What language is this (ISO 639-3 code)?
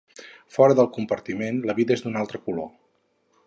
cat